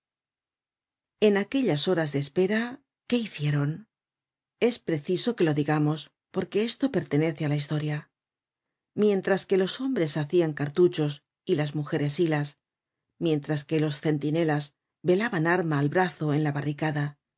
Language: Spanish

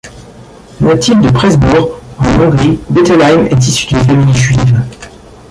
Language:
French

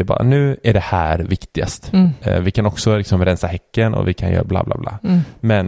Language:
Swedish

